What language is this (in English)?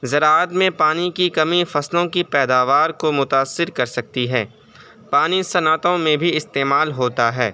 Urdu